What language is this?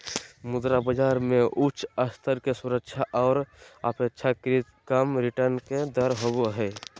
Magahi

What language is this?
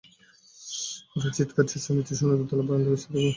Bangla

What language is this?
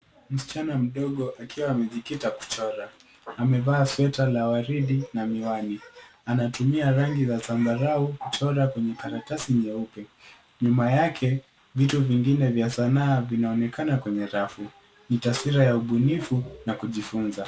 Swahili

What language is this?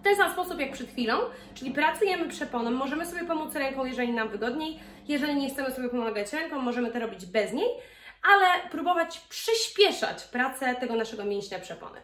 Polish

